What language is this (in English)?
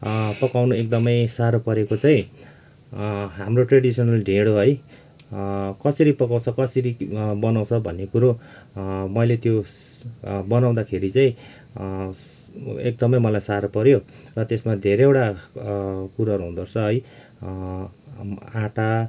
Nepali